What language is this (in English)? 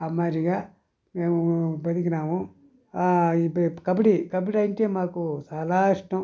Telugu